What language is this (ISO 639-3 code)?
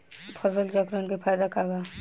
bho